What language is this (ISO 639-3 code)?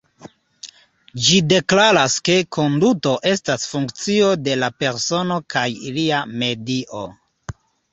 epo